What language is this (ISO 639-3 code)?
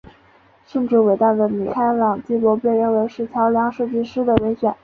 zho